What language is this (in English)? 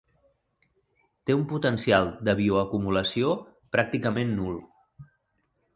Catalan